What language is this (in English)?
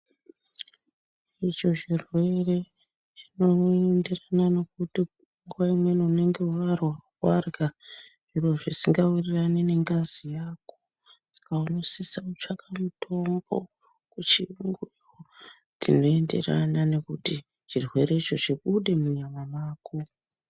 Ndau